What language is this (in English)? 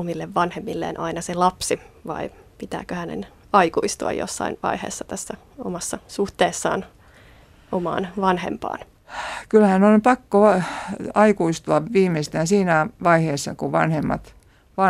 Finnish